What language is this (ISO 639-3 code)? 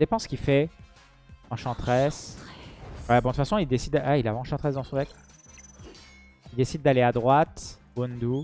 fra